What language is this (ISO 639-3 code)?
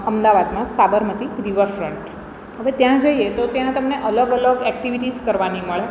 guj